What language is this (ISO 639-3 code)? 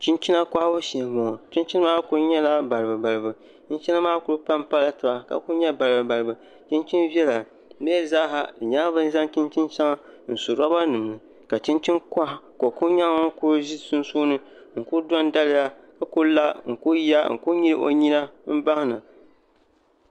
dag